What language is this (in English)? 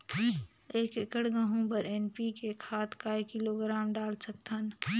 Chhattisgarhi